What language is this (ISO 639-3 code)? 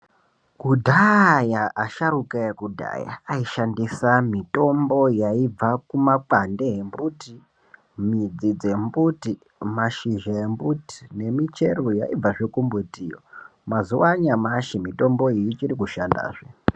ndc